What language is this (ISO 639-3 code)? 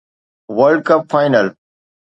snd